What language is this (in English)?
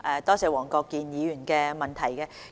Cantonese